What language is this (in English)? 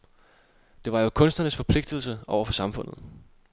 Danish